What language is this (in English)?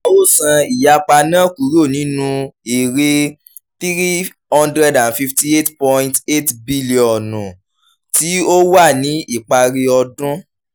Yoruba